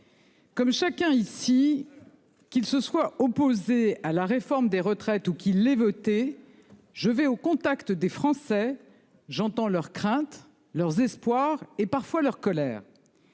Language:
French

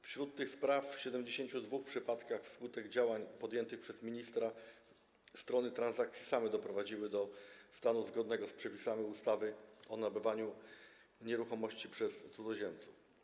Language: Polish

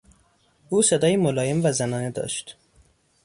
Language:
Persian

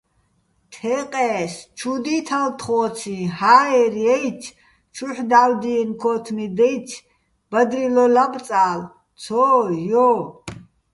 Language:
Bats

